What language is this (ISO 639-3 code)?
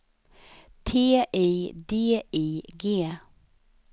swe